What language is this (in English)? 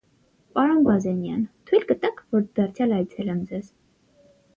Armenian